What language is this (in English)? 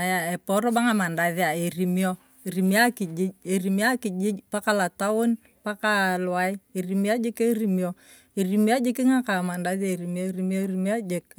Turkana